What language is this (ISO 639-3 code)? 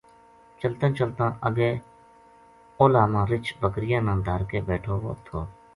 gju